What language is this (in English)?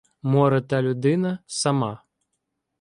Ukrainian